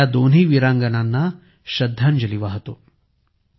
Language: Marathi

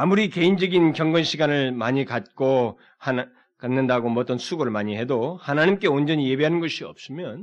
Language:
Korean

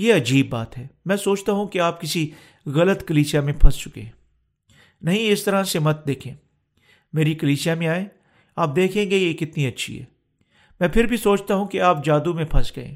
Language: Urdu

